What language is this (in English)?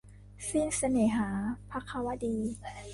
Thai